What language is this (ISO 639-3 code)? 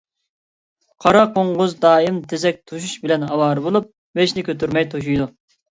uig